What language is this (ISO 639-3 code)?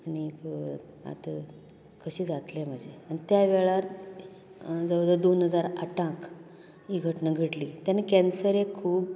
kok